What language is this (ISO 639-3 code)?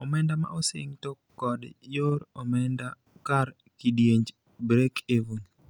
luo